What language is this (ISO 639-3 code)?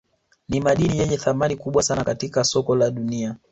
swa